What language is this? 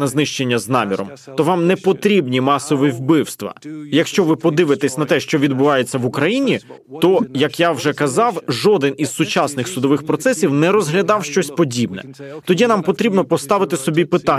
Ukrainian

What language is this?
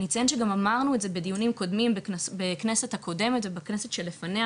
Hebrew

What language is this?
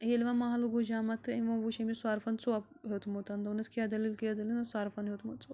Kashmiri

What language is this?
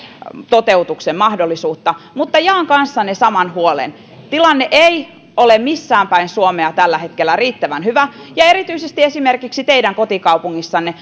Finnish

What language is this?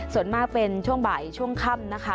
Thai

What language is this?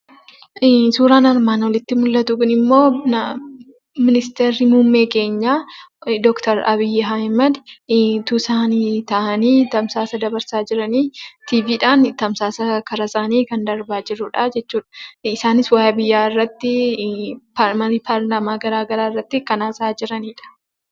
Oromo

